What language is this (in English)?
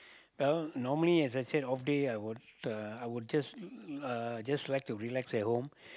English